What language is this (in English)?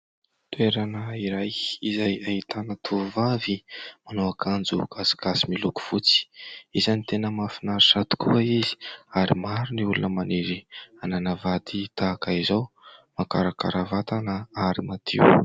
Malagasy